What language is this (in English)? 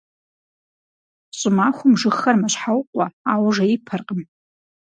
Kabardian